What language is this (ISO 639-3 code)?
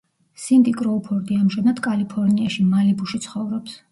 kat